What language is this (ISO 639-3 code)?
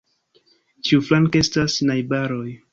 epo